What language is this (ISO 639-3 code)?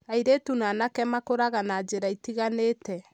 kik